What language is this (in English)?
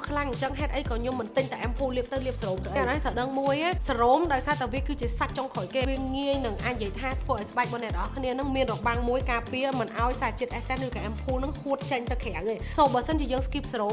Vietnamese